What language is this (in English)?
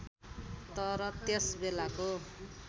Nepali